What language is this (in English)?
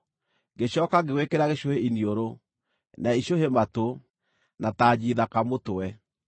Kikuyu